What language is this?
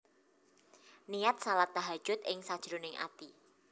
Javanese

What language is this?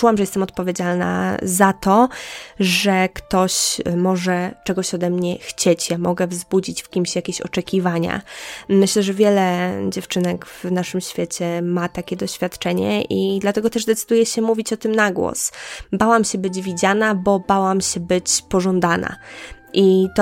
Polish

